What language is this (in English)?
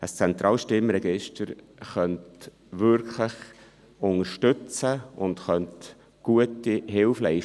Swiss German